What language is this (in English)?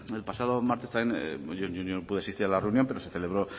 Spanish